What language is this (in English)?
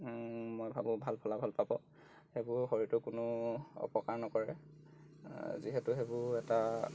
Assamese